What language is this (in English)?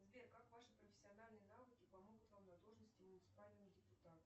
Russian